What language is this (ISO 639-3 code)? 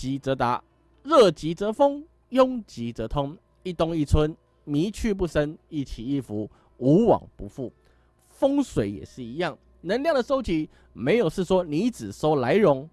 zho